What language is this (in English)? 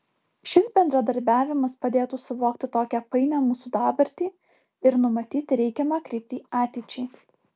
Lithuanian